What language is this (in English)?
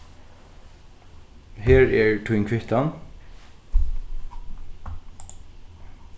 Faroese